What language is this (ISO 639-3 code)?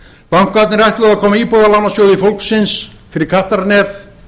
isl